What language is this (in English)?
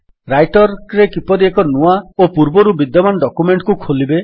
Odia